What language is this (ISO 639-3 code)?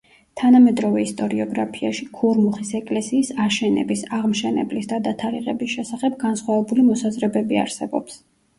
kat